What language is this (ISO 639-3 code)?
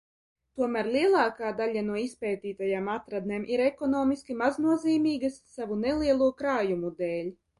lav